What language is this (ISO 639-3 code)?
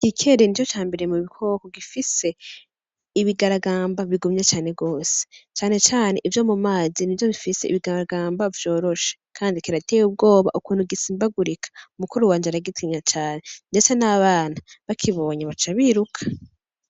run